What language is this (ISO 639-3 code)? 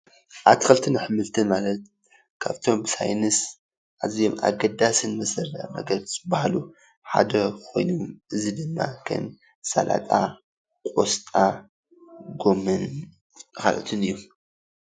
tir